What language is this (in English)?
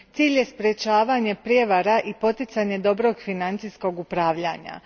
Croatian